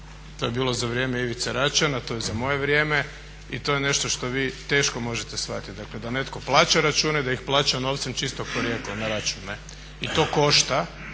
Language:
Croatian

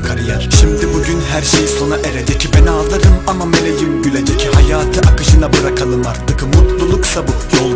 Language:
Turkish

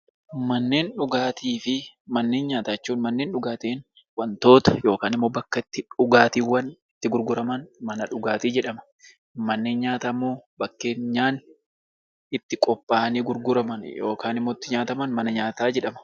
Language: Oromo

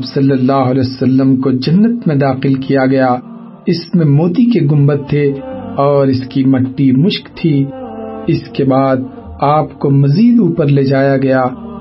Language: Urdu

